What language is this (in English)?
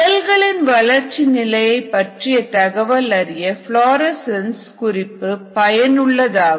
Tamil